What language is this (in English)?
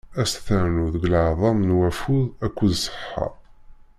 Kabyle